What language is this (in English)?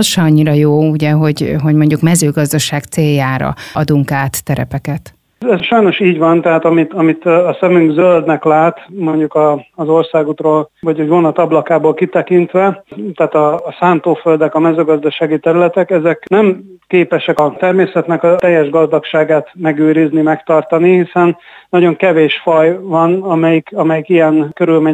Hungarian